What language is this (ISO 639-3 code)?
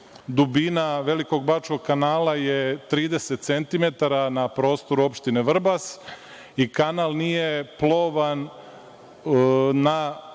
srp